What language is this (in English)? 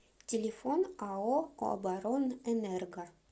Russian